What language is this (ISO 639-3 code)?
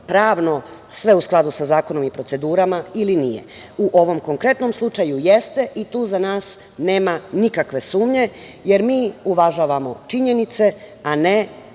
srp